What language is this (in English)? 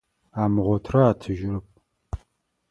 Adyghe